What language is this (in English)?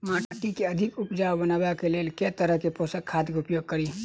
Maithili